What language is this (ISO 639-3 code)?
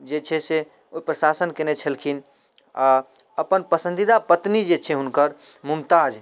mai